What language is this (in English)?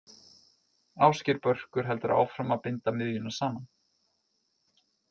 Icelandic